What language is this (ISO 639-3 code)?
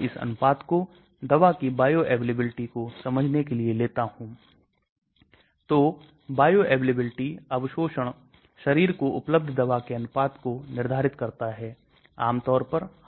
hin